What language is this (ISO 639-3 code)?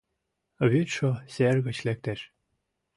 chm